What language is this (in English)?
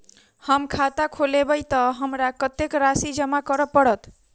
Maithili